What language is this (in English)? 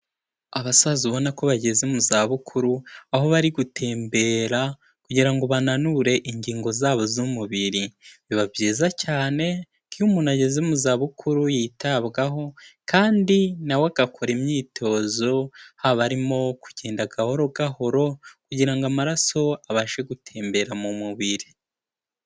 Kinyarwanda